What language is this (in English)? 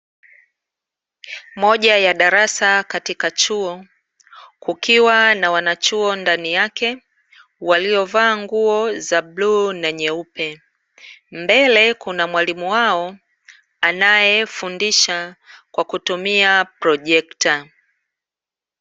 Swahili